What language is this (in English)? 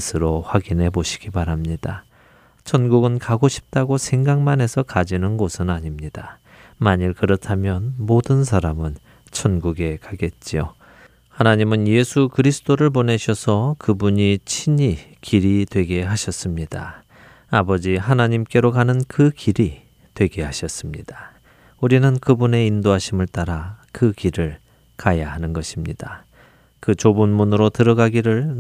Korean